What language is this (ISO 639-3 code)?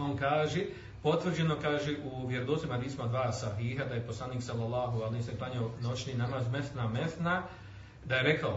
hrv